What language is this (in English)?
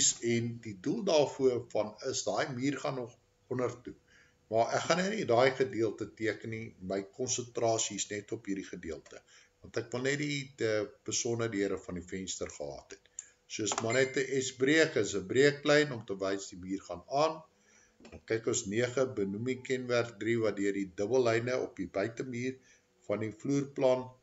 Dutch